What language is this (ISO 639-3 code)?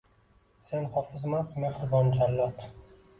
uzb